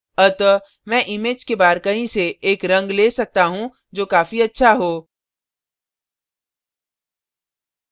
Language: Hindi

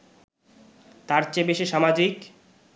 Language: Bangla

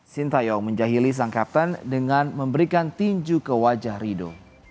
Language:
Indonesian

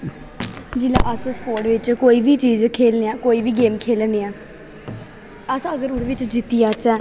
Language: Dogri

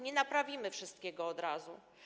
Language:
Polish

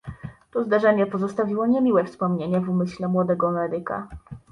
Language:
Polish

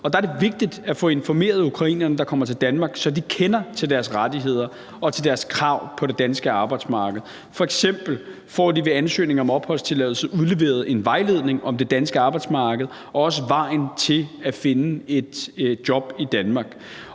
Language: Danish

